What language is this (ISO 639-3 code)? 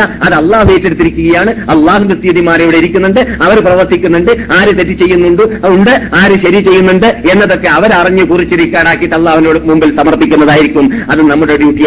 mal